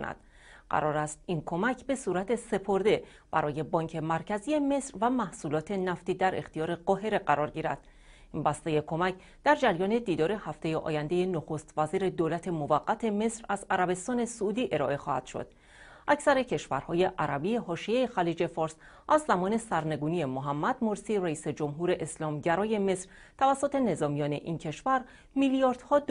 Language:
Persian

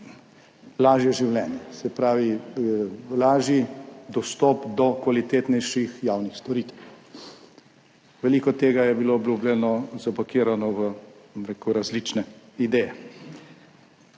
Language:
Slovenian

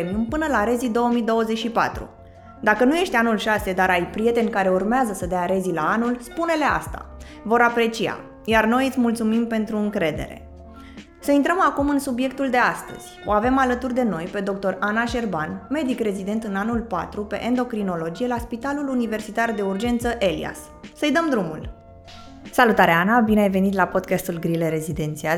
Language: Romanian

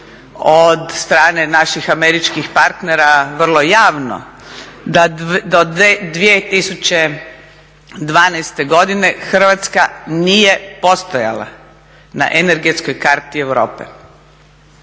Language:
Croatian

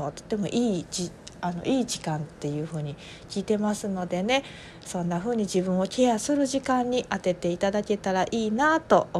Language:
Japanese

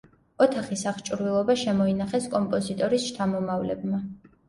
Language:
Georgian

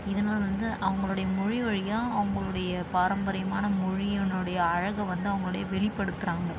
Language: Tamil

